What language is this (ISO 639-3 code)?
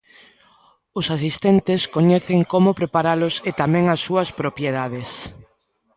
glg